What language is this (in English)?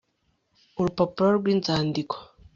Kinyarwanda